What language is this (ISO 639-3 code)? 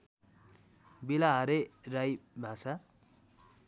nep